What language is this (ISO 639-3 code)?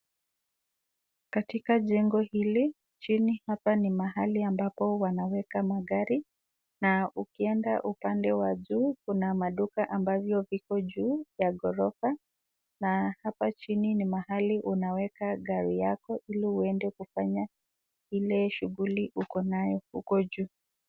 swa